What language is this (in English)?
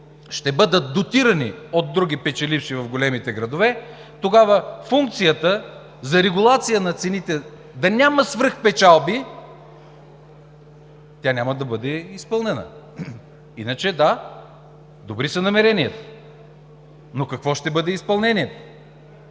Bulgarian